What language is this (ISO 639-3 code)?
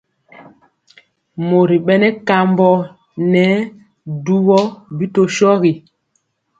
mcx